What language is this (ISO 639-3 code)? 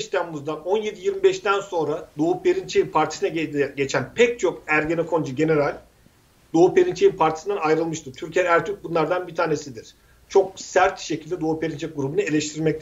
tur